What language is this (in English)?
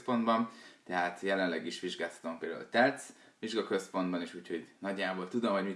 Hungarian